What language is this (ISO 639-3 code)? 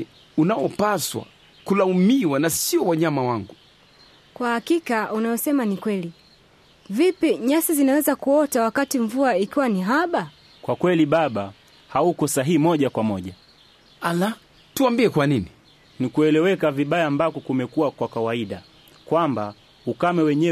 swa